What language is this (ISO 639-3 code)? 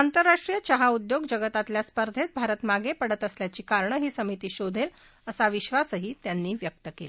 mar